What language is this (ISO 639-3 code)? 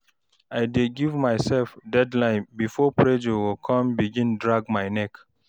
pcm